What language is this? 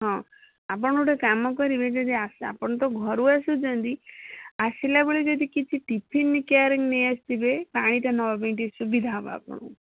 Odia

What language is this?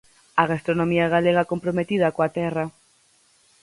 Galician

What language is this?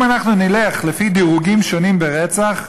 Hebrew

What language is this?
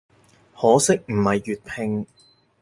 Cantonese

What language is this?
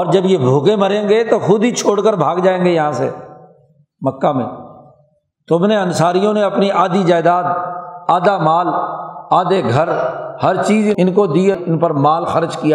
Urdu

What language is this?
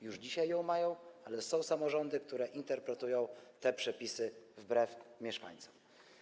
Polish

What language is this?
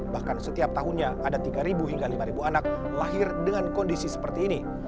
Indonesian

